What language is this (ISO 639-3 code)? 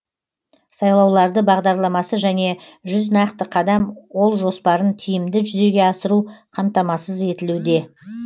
kaz